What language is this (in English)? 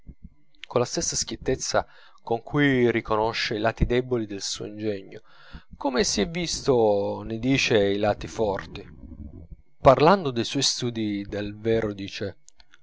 Italian